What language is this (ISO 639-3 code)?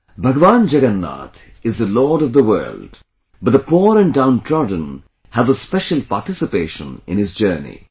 eng